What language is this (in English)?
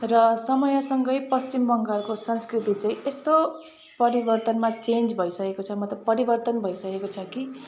Nepali